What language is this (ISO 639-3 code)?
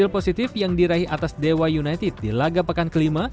ind